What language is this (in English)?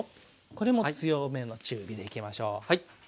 Japanese